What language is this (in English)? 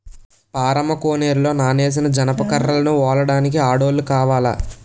Telugu